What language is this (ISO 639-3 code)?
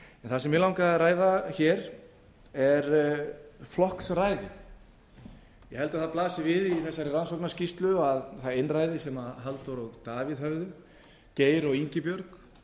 isl